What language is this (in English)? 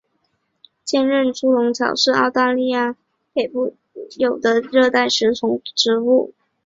Chinese